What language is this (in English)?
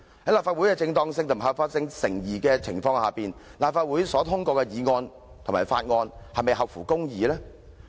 Cantonese